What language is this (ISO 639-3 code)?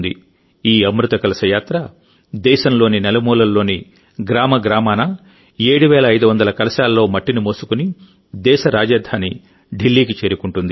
tel